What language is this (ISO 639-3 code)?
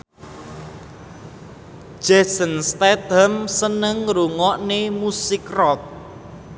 jav